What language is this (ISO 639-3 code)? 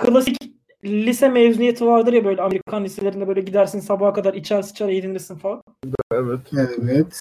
tur